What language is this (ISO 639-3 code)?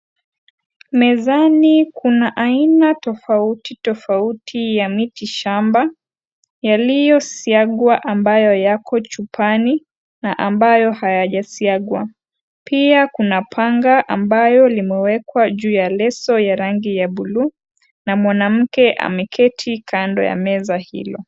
swa